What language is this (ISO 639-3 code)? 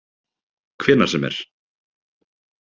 isl